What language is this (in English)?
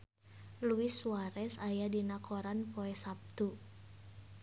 Sundanese